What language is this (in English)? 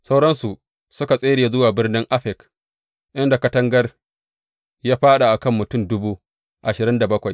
Hausa